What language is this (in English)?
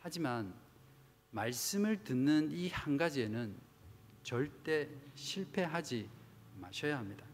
Korean